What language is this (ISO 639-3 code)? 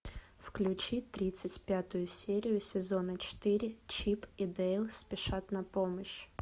rus